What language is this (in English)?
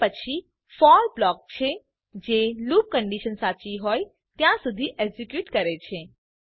Gujarati